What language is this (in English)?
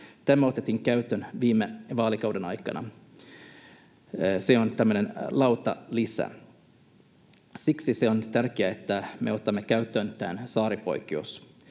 Finnish